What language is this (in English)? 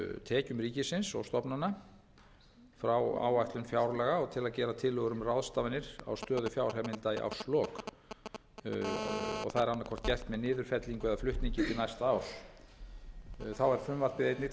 Icelandic